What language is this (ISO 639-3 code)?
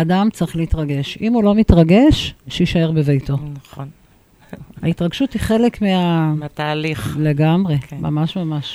heb